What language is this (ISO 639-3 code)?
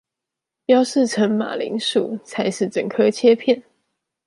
zho